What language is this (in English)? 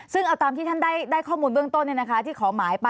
Thai